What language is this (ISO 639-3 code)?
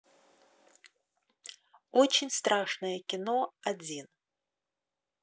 rus